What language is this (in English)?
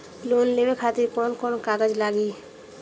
Bhojpuri